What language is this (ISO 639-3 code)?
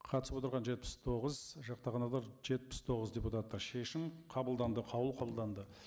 kaz